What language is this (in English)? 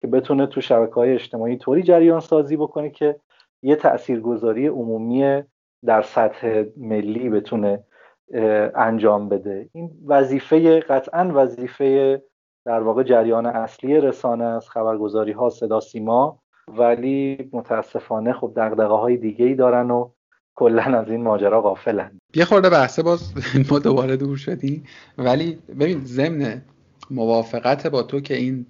Persian